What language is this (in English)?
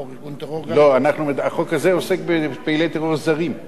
Hebrew